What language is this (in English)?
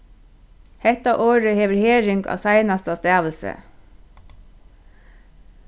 Faroese